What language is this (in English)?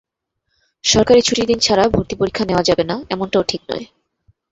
Bangla